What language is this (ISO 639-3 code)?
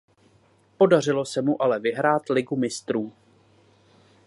ces